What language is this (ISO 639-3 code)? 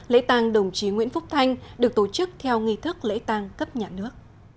vie